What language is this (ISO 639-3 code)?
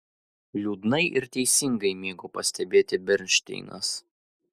lit